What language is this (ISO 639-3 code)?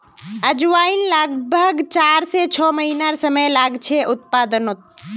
mag